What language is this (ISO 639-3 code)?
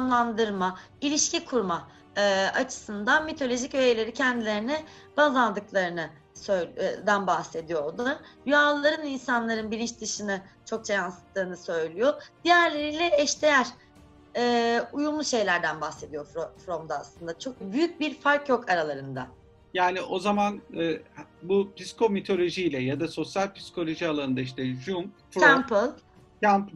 tur